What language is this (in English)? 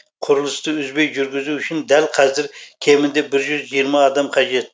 Kazakh